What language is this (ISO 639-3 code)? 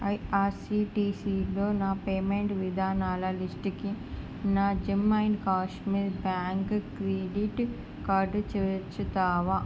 tel